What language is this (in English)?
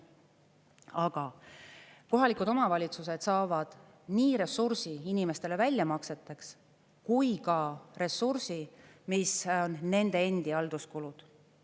Estonian